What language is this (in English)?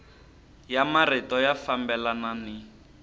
Tsonga